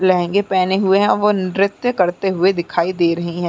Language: Hindi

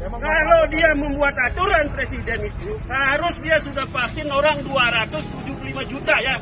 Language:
Indonesian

